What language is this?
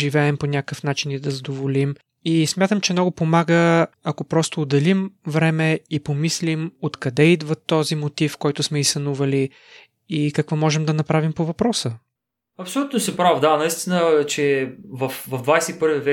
Bulgarian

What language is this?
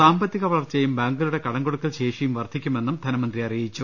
Malayalam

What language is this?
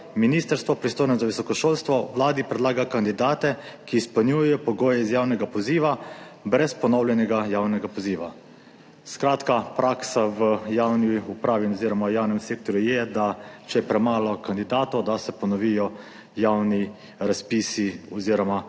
Slovenian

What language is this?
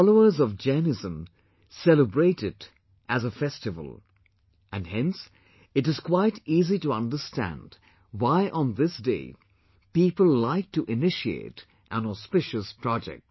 English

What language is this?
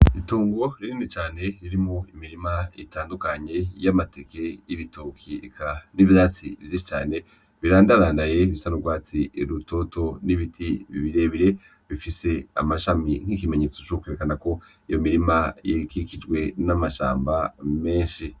Rundi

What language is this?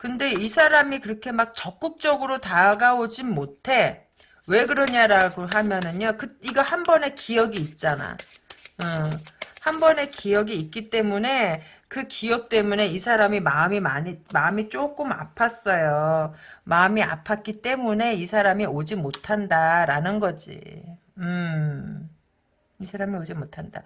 Korean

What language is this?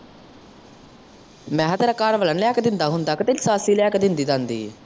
Punjabi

